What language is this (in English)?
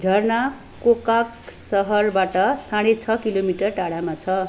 Nepali